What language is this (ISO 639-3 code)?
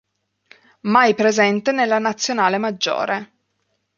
ita